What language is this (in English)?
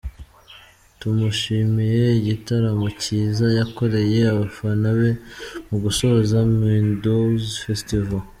Kinyarwanda